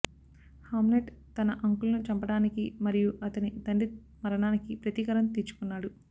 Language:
Telugu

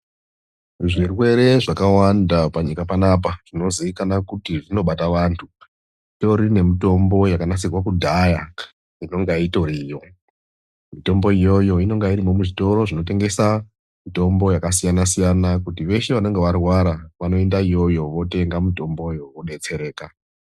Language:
Ndau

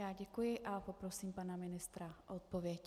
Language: Czech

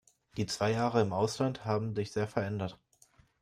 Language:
German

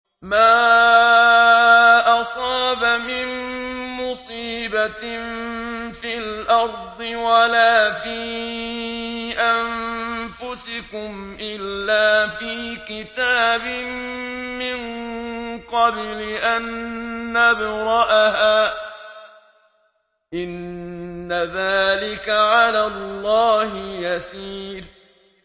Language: Arabic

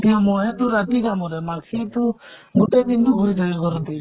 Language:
Assamese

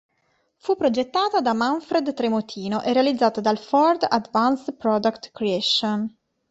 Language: Italian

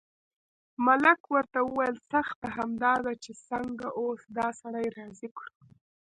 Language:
Pashto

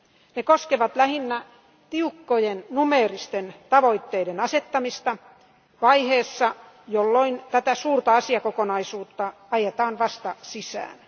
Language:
Finnish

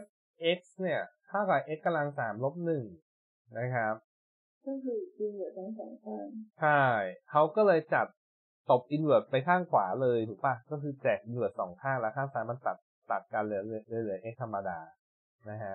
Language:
Thai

